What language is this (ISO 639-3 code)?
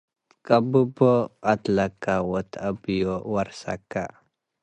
tig